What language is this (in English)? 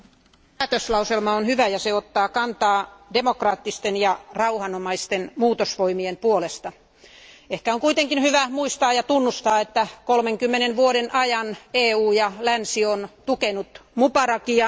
Finnish